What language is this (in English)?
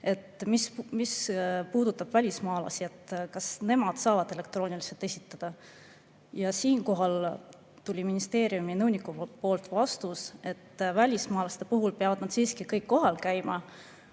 Estonian